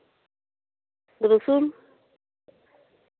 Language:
Santali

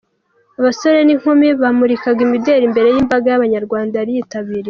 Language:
Kinyarwanda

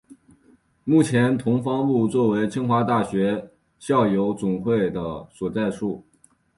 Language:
Chinese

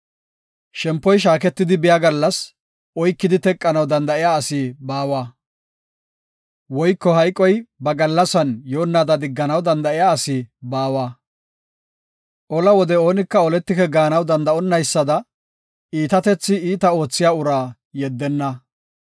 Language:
Gofa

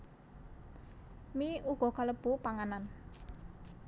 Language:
Javanese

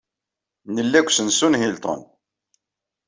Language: Kabyle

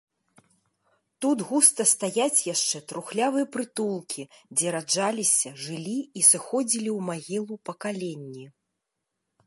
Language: Belarusian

